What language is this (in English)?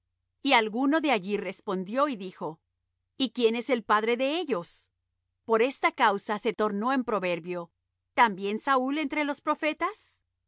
Spanish